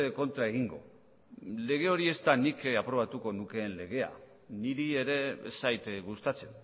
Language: Basque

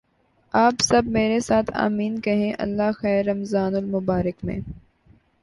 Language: Urdu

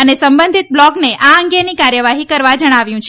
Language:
Gujarati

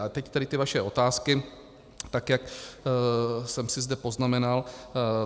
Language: Czech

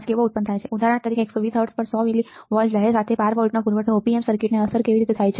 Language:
Gujarati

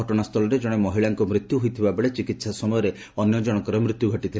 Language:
Odia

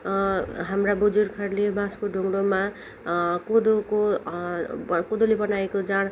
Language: Nepali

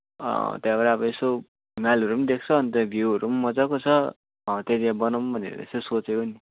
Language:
Nepali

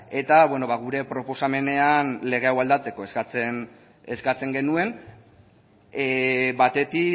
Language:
Basque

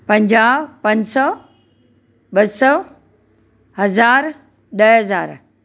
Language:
Sindhi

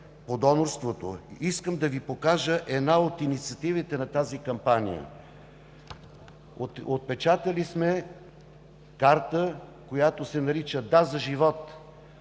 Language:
Bulgarian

